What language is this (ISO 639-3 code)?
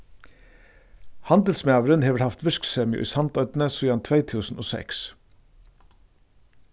fao